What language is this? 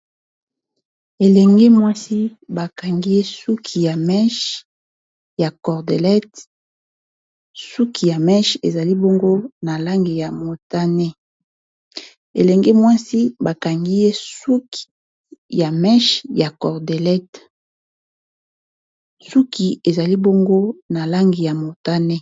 Lingala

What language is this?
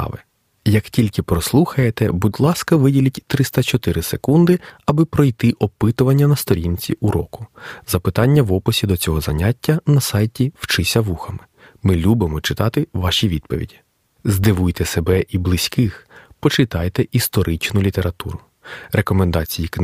Ukrainian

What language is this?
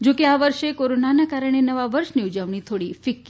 Gujarati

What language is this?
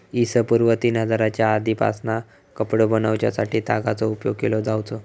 Marathi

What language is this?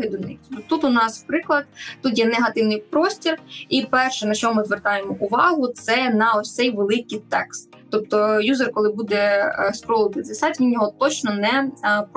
Ukrainian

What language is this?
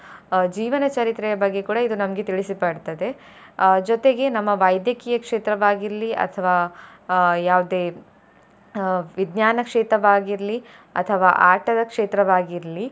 Kannada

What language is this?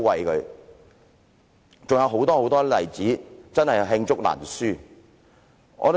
Cantonese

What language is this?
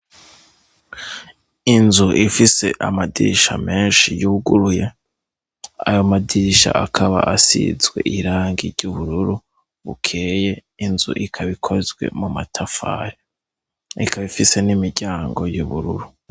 Rundi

